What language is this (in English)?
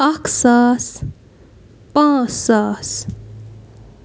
Kashmiri